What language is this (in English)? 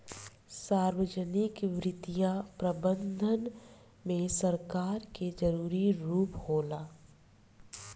Bhojpuri